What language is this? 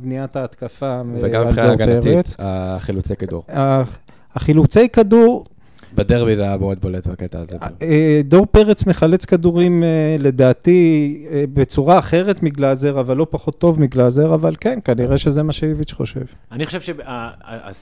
Hebrew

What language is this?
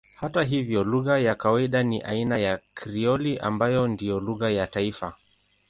Swahili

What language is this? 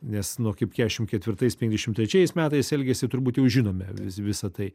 Lithuanian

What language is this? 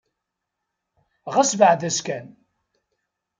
Kabyle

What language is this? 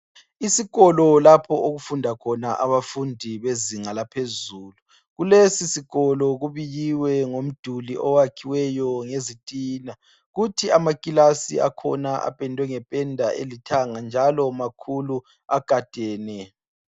North Ndebele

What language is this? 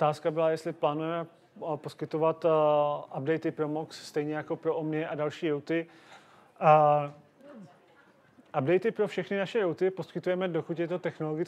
Czech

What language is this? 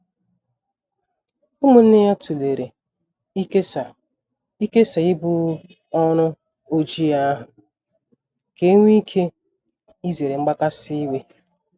Igbo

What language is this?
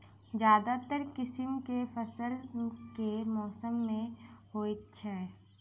Maithili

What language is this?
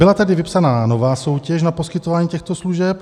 Czech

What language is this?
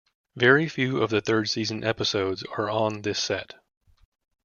English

